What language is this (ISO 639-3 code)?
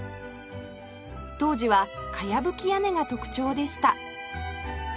jpn